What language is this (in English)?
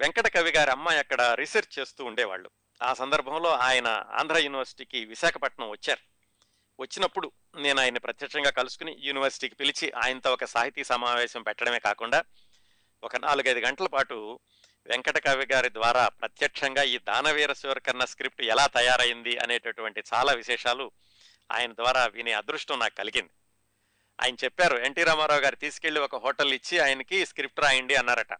Telugu